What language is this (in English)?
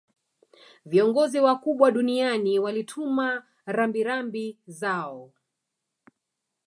Swahili